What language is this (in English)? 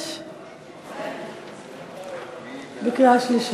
Hebrew